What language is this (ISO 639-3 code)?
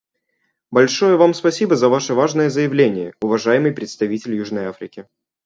rus